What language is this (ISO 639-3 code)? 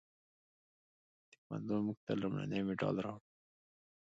pus